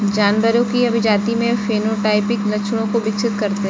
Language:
Hindi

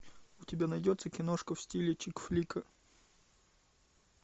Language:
Russian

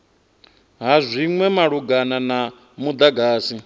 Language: Venda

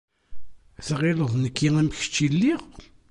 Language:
Kabyle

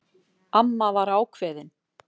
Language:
Icelandic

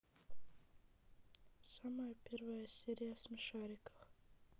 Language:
Russian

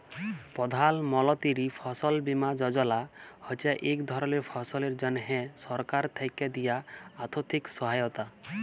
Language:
Bangla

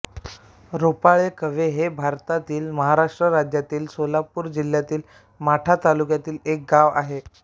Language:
Marathi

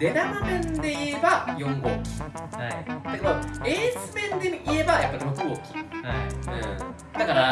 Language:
Japanese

